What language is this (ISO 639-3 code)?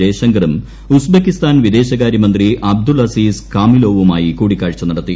mal